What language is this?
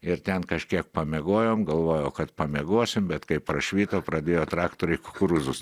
Lithuanian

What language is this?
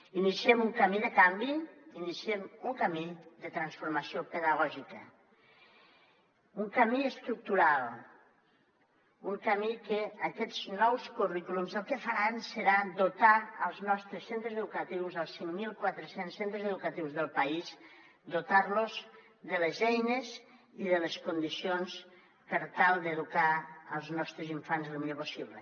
Catalan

